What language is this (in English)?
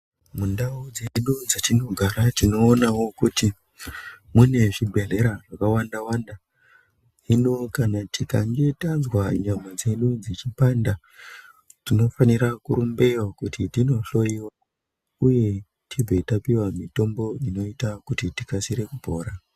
Ndau